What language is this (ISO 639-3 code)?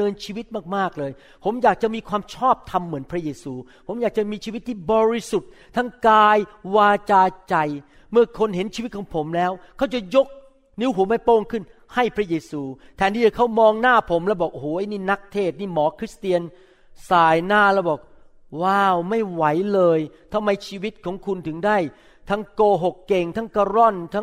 tha